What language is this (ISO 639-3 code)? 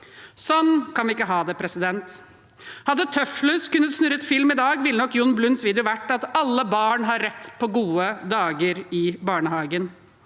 nor